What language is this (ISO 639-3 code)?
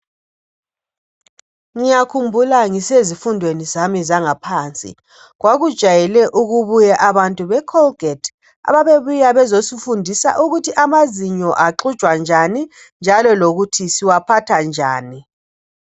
nde